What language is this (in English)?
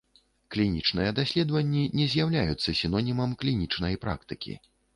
Belarusian